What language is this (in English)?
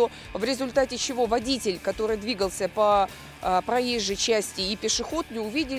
Russian